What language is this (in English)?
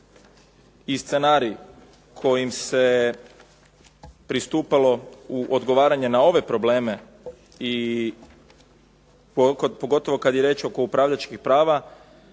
Croatian